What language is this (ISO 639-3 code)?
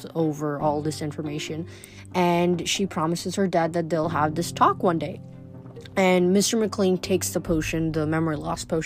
eng